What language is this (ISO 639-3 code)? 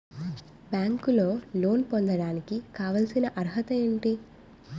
tel